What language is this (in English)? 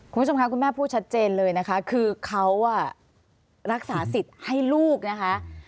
Thai